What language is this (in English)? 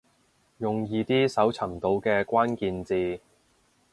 Cantonese